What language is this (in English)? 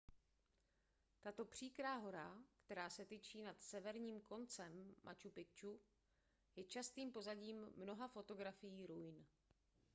Czech